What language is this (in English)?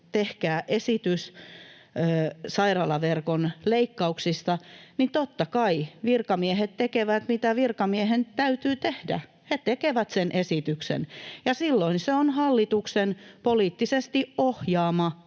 Finnish